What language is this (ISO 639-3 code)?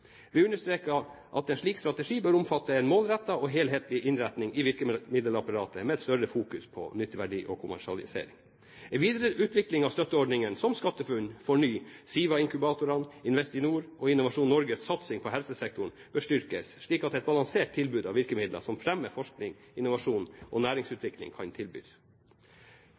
nob